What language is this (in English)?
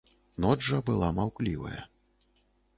Belarusian